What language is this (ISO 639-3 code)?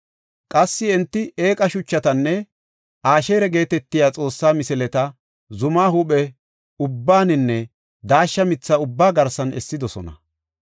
gof